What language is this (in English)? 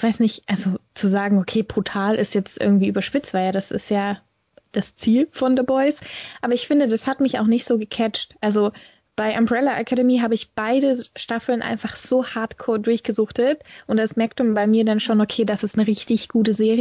German